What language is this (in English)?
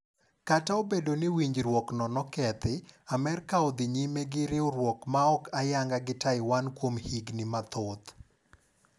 Luo (Kenya and Tanzania)